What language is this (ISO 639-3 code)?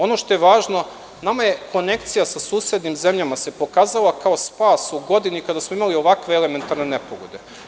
srp